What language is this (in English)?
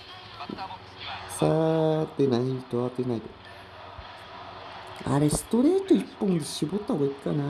Japanese